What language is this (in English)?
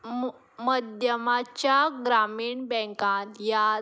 Konkani